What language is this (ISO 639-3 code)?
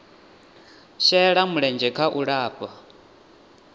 ven